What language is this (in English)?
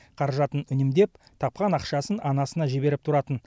Kazakh